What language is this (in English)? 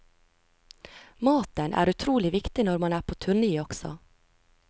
Norwegian